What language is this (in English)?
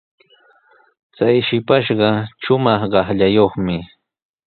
Sihuas Ancash Quechua